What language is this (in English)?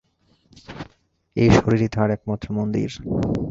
Bangla